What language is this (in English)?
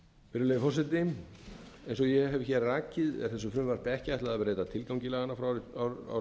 Icelandic